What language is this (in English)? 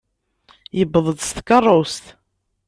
Kabyle